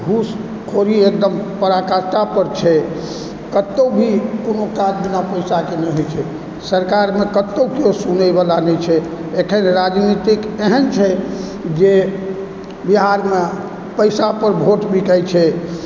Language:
Maithili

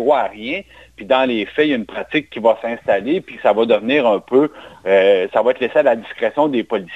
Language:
French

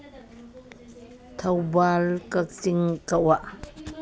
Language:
Manipuri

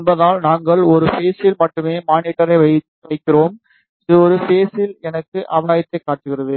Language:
Tamil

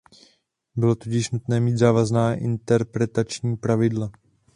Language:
Czech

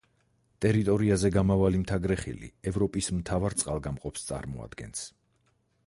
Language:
Georgian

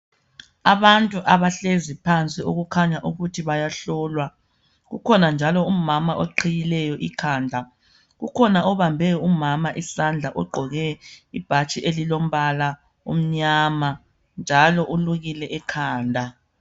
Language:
North Ndebele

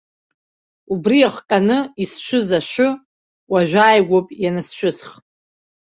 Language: Abkhazian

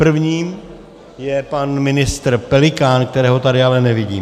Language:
Czech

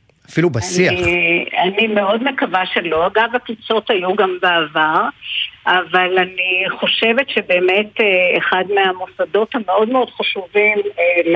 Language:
Hebrew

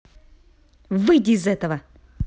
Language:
Russian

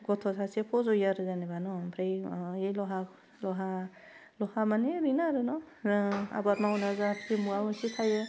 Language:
Bodo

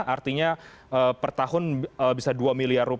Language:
Indonesian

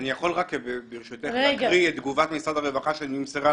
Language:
Hebrew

